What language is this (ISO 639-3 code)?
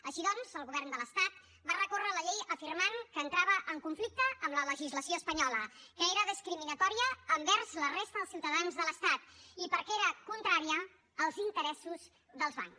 cat